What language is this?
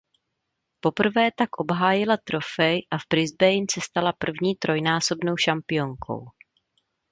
Czech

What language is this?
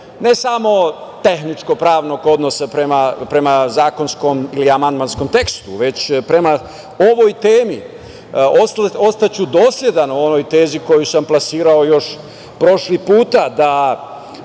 Serbian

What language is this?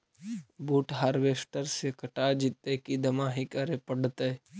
Magahi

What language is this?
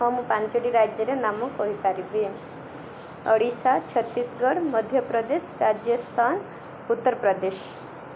Odia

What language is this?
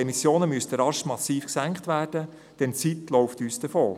Swiss German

